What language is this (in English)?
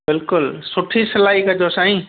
Sindhi